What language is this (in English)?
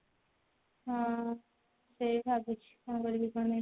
Odia